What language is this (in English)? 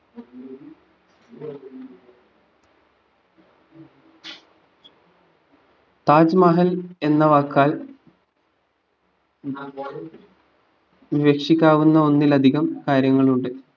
Malayalam